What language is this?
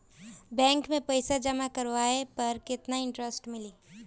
Bhojpuri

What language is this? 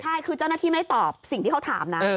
Thai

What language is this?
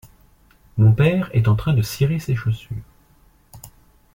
French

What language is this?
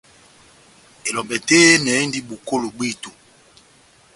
Batanga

